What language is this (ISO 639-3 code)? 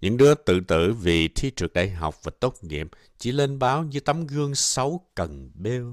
vie